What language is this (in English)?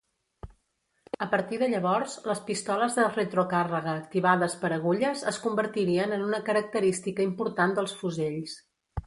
Catalan